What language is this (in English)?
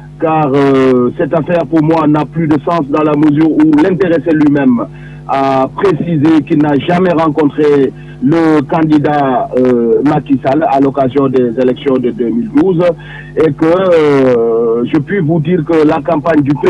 French